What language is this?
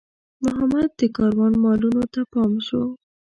Pashto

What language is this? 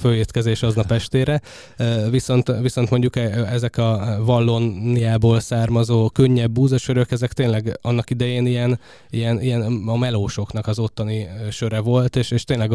Hungarian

